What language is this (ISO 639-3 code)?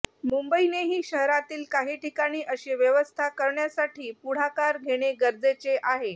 mar